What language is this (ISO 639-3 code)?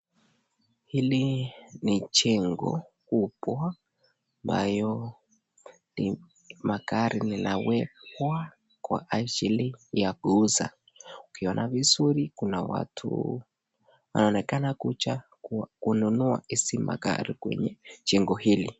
swa